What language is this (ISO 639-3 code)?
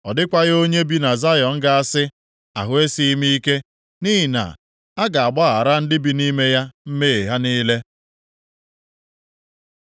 ibo